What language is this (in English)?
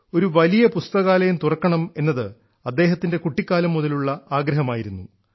Malayalam